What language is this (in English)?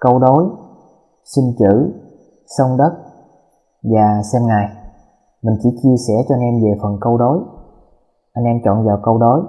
Vietnamese